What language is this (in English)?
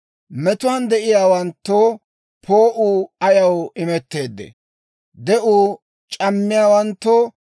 Dawro